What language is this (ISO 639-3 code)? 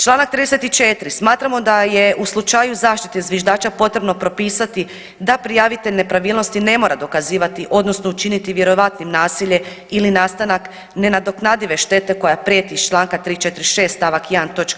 hrv